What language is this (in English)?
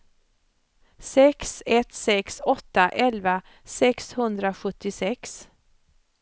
Swedish